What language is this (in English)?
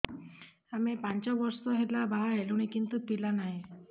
Odia